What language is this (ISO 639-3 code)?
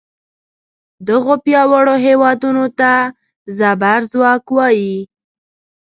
pus